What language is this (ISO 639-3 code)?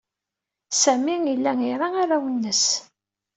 kab